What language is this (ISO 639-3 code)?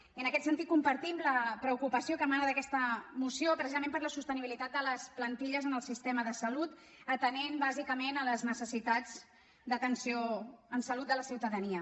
cat